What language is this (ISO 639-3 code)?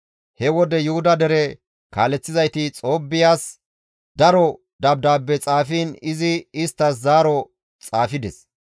gmv